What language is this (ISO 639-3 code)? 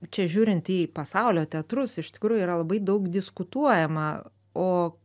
lit